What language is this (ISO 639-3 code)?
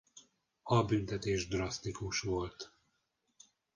hun